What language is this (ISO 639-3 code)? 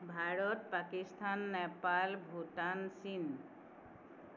asm